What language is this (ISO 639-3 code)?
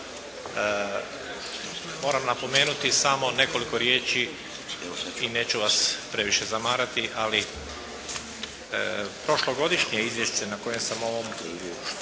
hrv